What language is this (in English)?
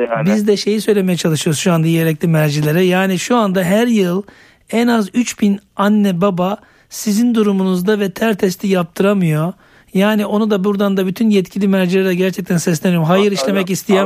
Turkish